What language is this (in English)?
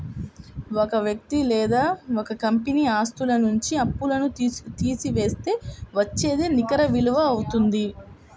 Telugu